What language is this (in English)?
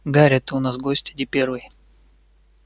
Russian